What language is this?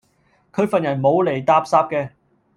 Cantonese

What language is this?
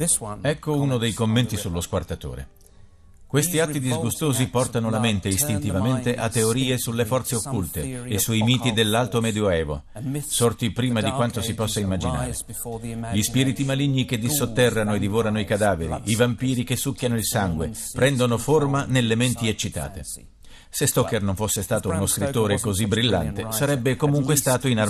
Italian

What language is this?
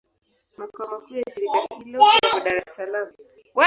Swahili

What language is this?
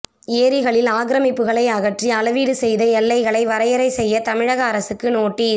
Tamil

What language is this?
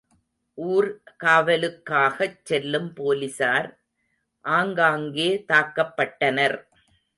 Tamil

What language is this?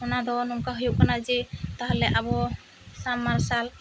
Santali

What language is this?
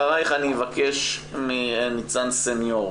Hebrew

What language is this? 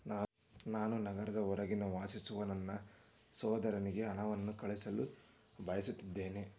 Kannada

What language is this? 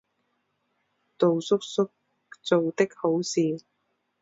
Chinese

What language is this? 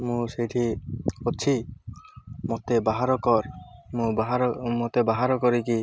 Odia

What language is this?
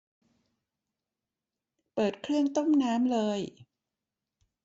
Thai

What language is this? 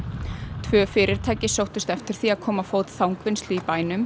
Icelandic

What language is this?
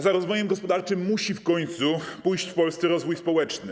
Polish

